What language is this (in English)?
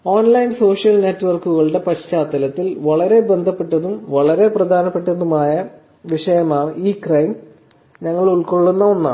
Malayalam